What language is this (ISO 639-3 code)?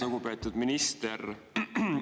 est